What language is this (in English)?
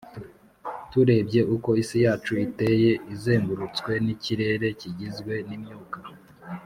Kinyarwanda